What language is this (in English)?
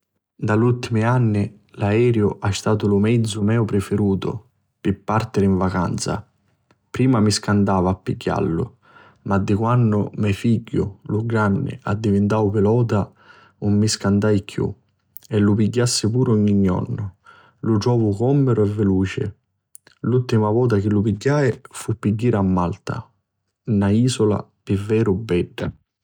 Sicilian